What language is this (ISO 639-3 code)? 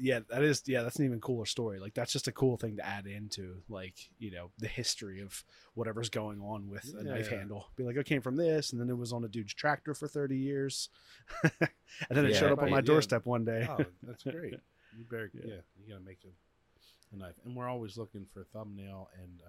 eng